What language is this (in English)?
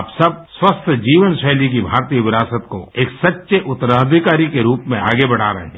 Hindi